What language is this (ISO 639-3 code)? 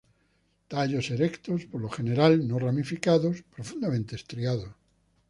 spa